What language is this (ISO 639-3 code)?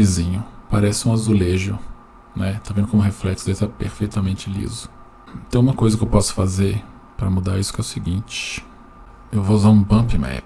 por